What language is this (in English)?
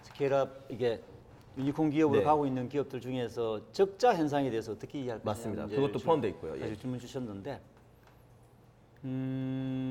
Korean